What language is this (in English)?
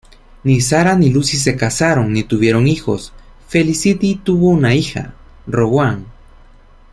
Spanish